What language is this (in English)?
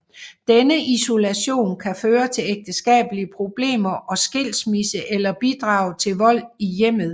Danish